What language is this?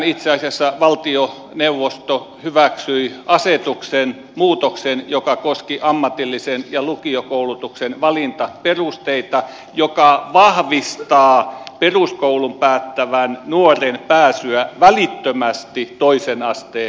Finnish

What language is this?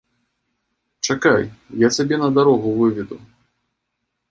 Belarusian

